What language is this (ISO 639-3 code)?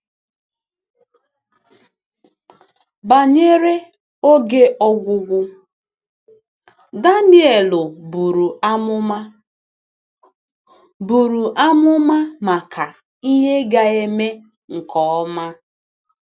ibo